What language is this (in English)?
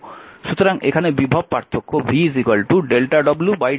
Bangla